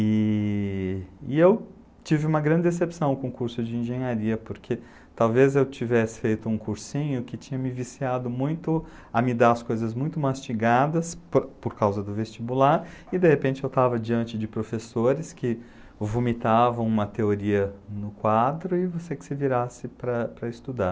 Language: Portuguese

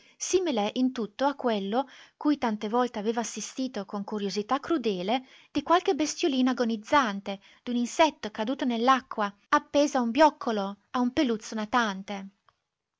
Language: Italian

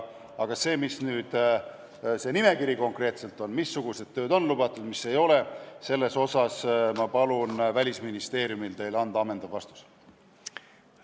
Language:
Estonian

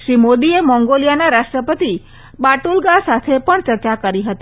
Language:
Gujarati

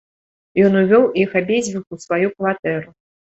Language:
Belarusian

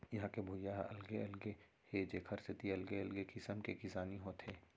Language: Chhattisgarhi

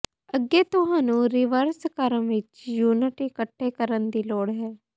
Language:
Punjabi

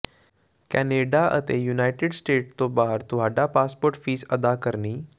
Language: Punjabi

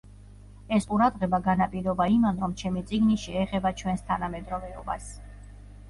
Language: Georgian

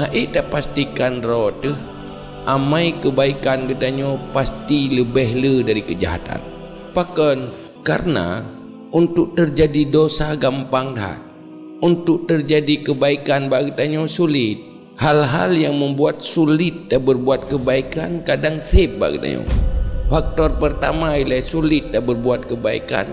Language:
Malay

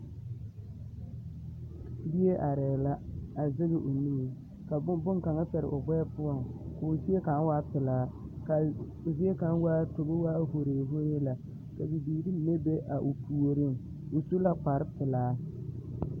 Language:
Southern Dagaare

